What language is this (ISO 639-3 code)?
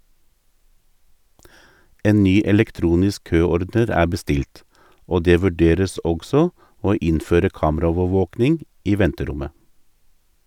nor